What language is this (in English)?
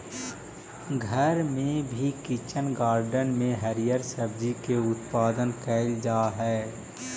Magahi